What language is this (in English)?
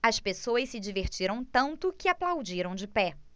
Portuguese